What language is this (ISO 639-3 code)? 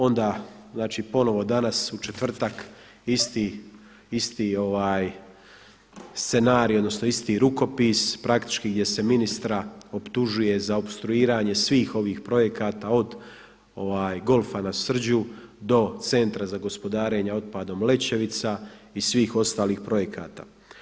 hrv